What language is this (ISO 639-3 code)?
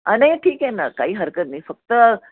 mar